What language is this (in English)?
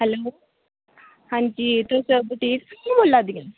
Dogri